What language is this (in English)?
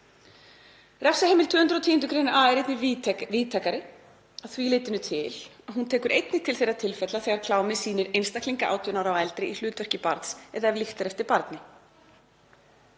Icelandic